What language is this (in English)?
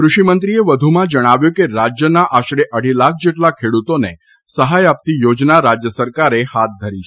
Gujarati